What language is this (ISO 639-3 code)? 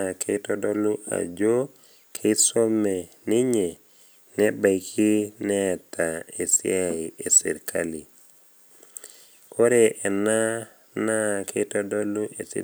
mas